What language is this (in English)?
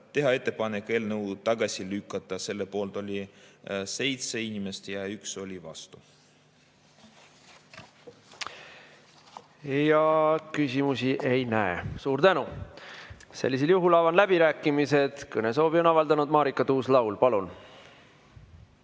Estonian